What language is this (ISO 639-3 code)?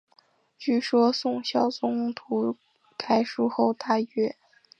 zho